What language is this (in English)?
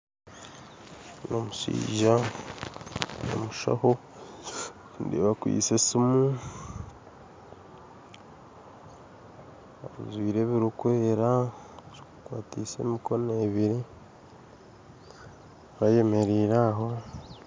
Nyankole